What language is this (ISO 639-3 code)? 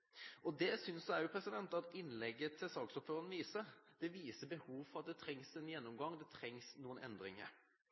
nob